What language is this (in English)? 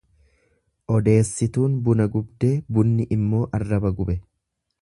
Oromo